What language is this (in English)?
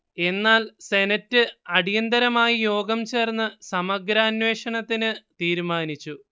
Malayalam